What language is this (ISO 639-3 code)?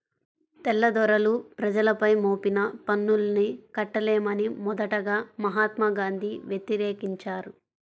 tel